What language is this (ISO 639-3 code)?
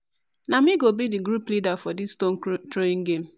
pcm